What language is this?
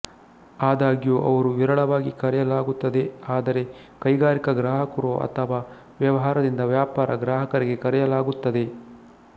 Kannada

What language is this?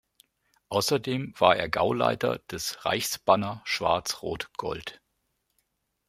German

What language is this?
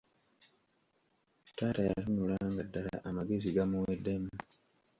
Ganda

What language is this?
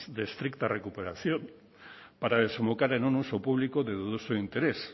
Spanish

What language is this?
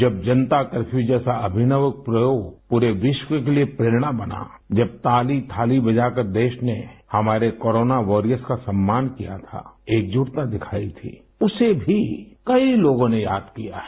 Hindi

